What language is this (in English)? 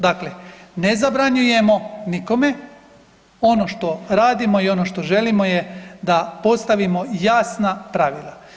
Croatian